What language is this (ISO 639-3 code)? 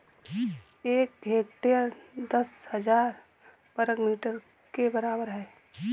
hin